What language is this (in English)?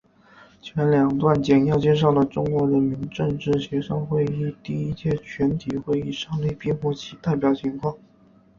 Chinese